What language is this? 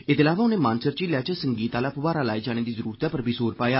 Dogri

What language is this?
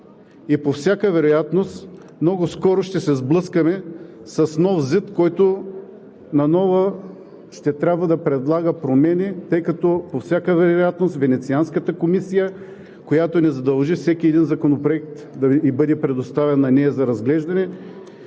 Bulgarian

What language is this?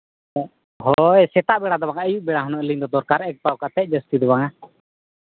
Santali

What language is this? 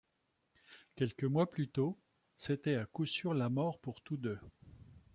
French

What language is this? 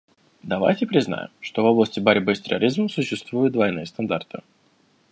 Russian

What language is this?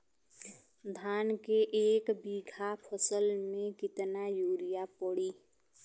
Bhojpuri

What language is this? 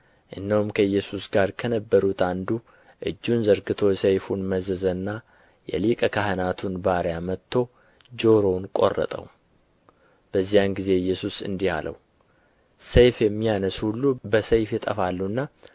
Amharic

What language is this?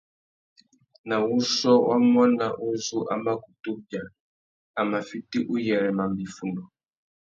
Tuki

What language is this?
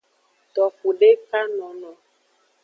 Aja (Benin)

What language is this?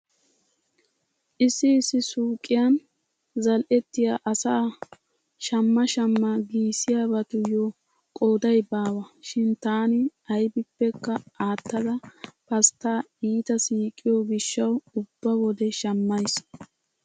Wolaytta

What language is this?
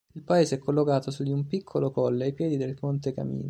Italian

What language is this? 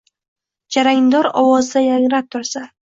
Uzbek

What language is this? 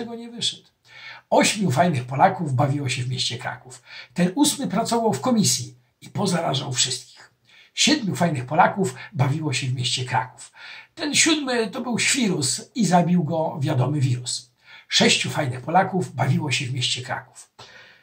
Polish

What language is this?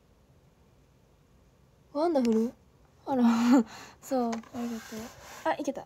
Japanese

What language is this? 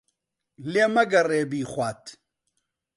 Central Kurdish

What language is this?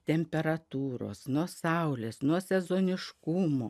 Lithuanian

